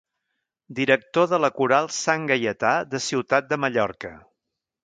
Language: Catalan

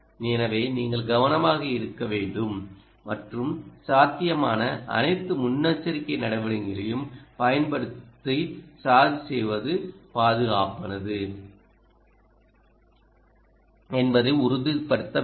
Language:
Tamil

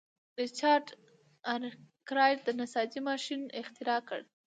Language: Pashto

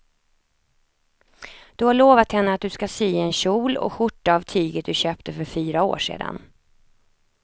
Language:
Swedish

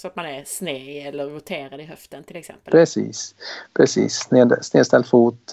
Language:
Swedish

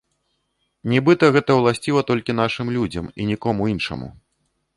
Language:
Belarusian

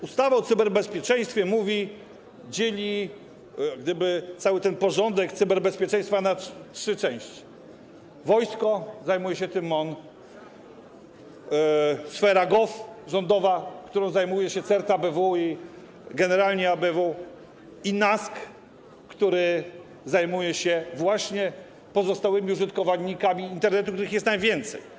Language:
Polish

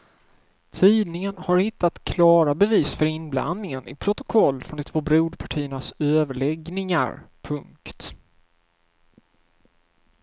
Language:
Swedish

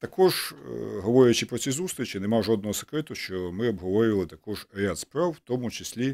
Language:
Ukrainian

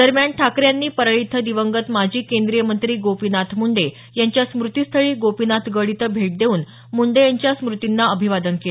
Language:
Marathi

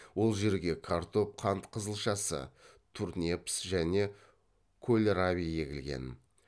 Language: Kazakh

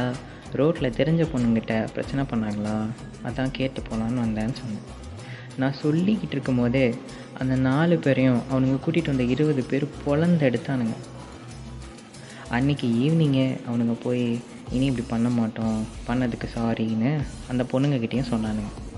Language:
Tamil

